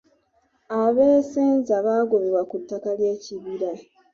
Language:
Ganda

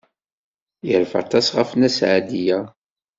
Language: Kabyle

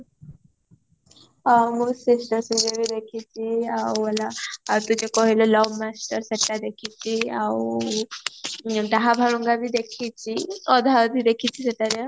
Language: Odia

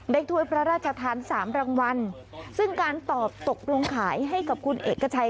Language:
Thai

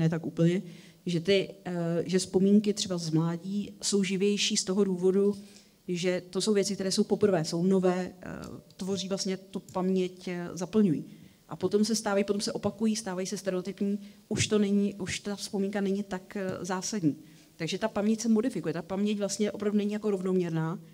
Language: Czech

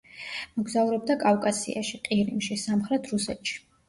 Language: Georgian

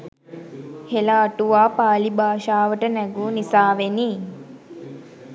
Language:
Sinhala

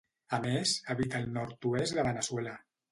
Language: Catalan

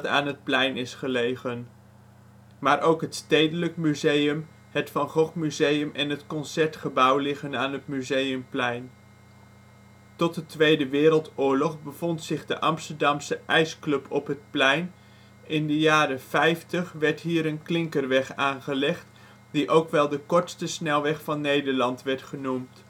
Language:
Dutch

